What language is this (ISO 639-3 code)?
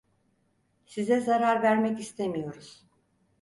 tur